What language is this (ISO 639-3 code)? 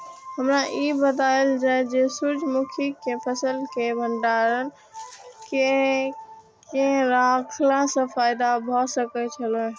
mai